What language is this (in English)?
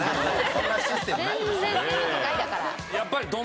Japanese